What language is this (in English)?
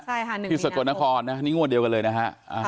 Thai